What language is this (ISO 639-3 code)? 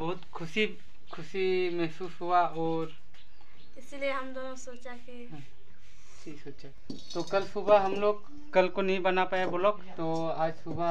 hin